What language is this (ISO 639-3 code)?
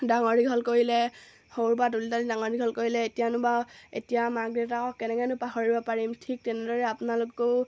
asm